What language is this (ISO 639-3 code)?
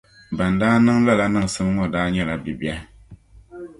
dag